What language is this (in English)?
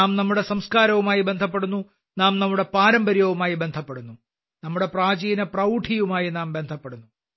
Malayalam